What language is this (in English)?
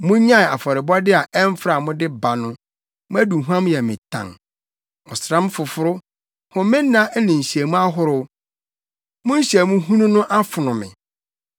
Akan